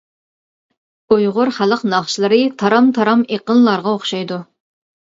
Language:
Uyghur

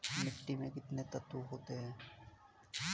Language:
Hindi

